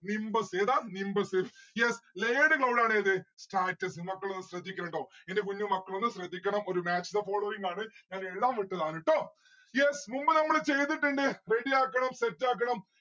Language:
Malayalam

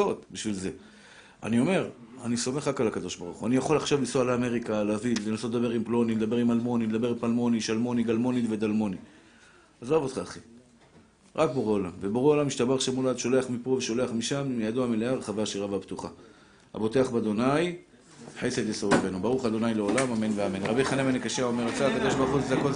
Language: Hebrew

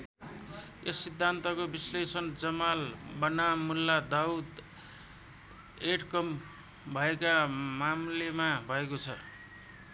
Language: Nepali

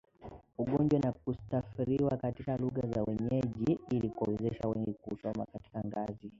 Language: Swahili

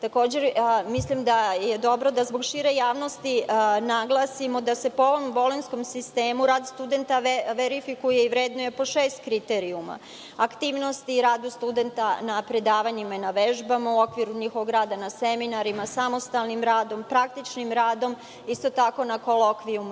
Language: Serbian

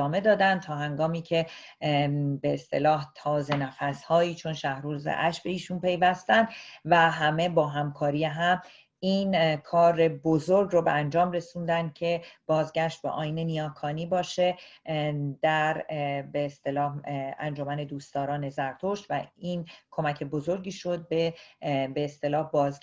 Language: Persian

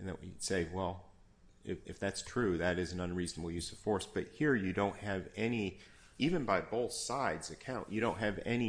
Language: English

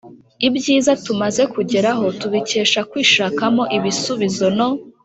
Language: Kinyarwanda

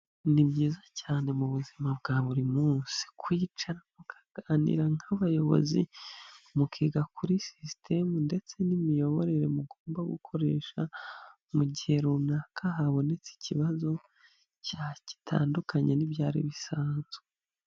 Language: Kinyarwanda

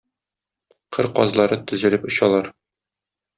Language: Tatar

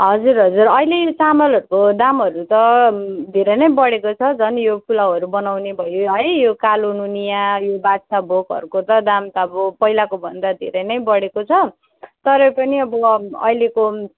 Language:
Nepali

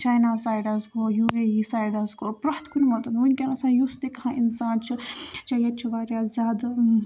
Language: Kashmiri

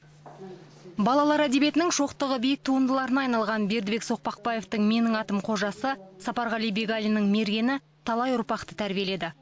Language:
Kazakh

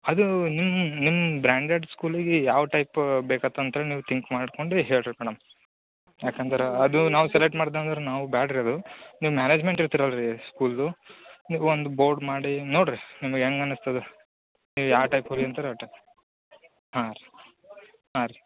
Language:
Kannada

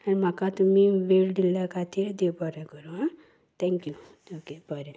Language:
Konkani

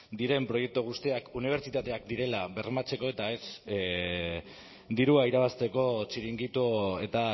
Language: Basque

